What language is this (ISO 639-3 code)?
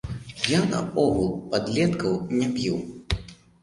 bel